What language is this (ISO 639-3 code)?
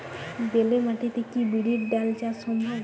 ben